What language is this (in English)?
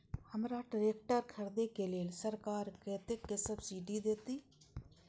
Maithili